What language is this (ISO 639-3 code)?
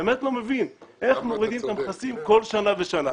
heb